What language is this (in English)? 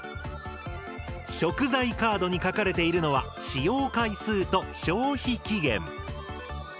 Japanese